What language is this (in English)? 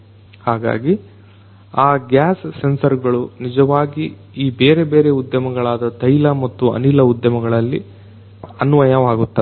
Kannada